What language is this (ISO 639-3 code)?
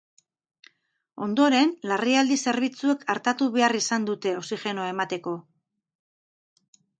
eus